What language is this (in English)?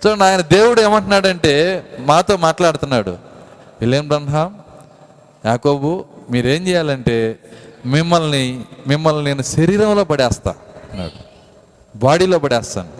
Telugu